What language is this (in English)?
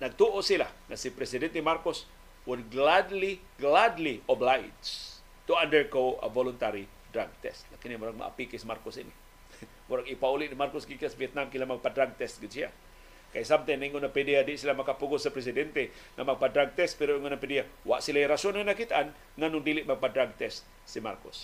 Filipino